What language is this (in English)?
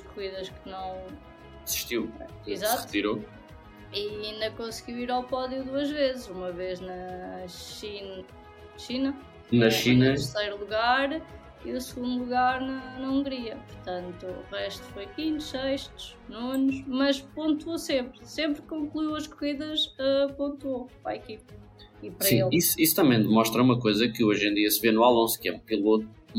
Portuguese